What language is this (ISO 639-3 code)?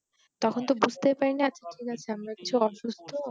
ben